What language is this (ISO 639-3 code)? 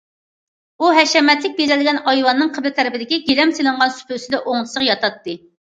uig